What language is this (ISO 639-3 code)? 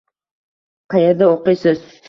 uzb